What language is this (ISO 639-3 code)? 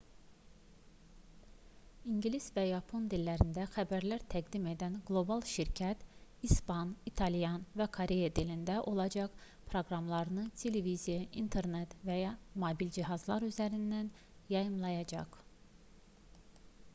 aze